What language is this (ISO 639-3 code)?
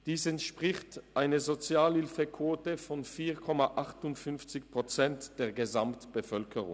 gsw